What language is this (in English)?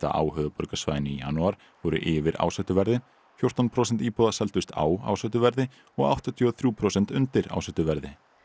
Icelandic